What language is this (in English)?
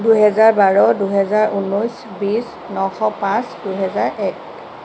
Assamese